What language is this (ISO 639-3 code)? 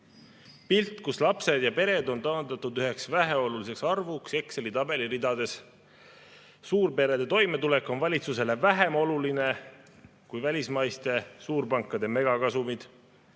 est